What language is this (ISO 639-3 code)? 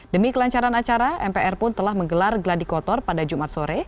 ind